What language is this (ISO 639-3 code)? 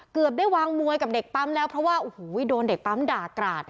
tha